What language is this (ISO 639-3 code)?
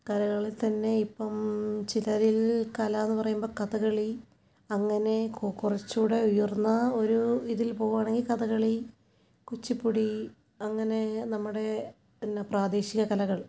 mal